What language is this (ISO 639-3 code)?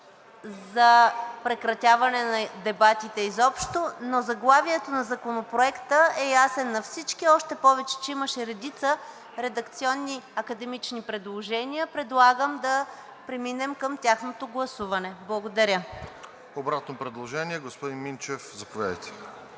bul